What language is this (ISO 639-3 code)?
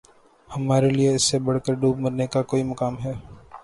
urd